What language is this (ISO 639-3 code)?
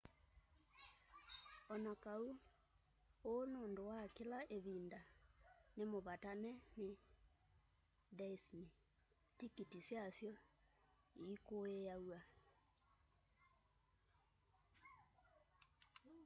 kam